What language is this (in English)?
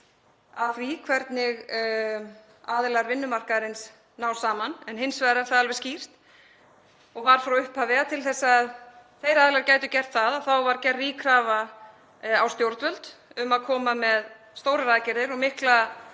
Icelandic